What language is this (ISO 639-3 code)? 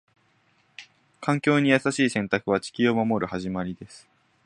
jpn